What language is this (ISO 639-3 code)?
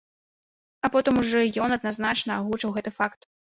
bel